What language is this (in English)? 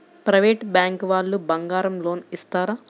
Telugu